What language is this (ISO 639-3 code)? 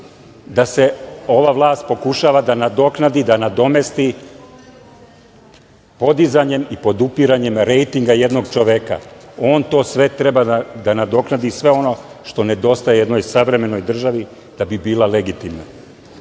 srp